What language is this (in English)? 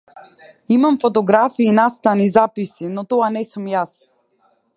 Macedonian